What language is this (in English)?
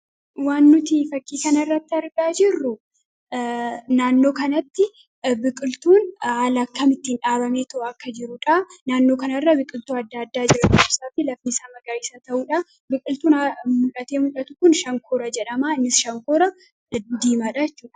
Oromo